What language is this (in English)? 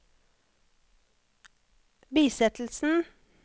Norwegian